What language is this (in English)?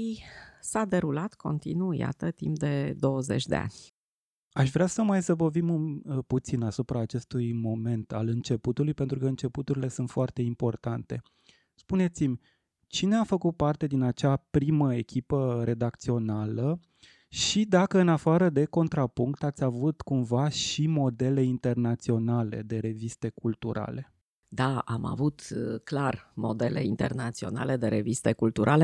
Romanian